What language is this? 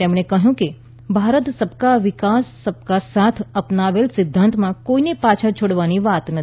Gujarati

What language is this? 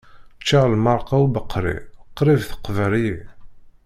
Kabyle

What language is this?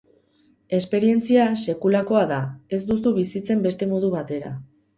Basque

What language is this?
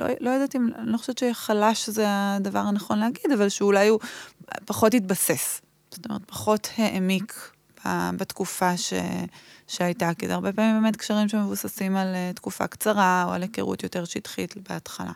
Hebrew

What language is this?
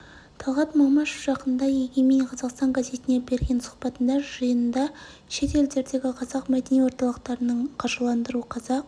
Kazakh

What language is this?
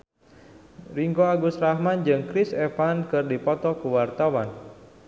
Sundanese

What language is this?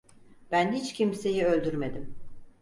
Turkish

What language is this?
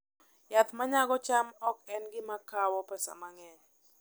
Luo (Kenya and Tanzania)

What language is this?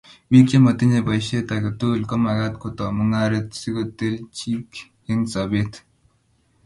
Kalenjin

